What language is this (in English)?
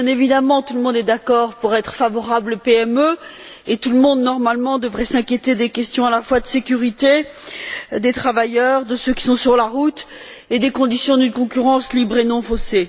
French